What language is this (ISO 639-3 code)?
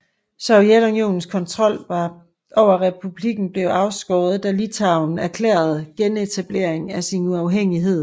dan